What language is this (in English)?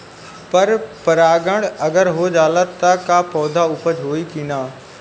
Bhojpuri